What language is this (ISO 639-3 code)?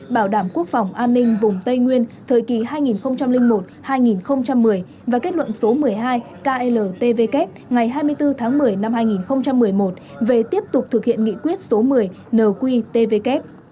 vie